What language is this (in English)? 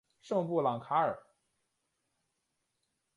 Chinese